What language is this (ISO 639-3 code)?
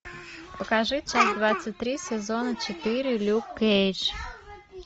rus